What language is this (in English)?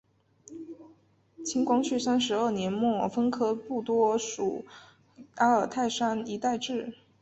Chinese